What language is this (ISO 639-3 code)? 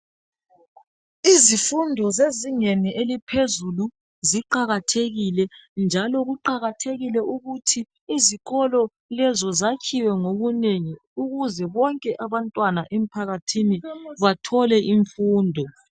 nde